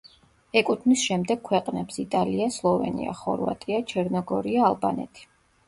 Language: Georgian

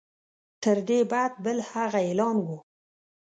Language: Pashto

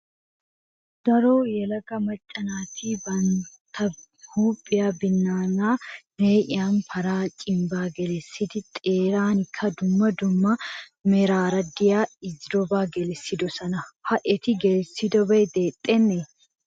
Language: Wolaytta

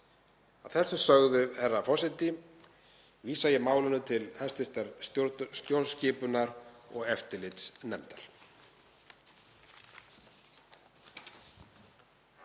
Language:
Icelandic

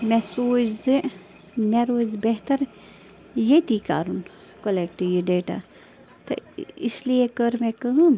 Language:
Kashmiri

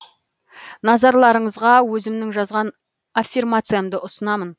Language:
Kazakh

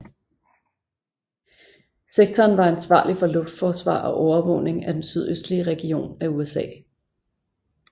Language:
Danish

